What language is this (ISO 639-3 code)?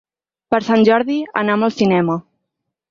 cat